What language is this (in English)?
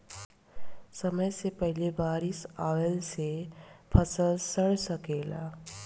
Bhojpuri